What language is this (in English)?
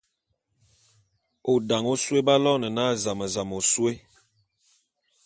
Bulu